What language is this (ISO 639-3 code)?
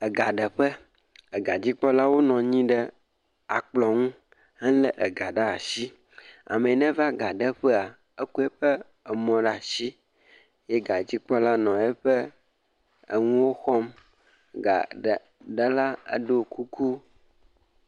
ewe